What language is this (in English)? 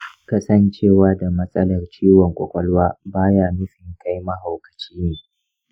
Hausa